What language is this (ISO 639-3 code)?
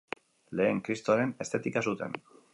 eus